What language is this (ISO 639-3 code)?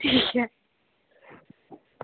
doi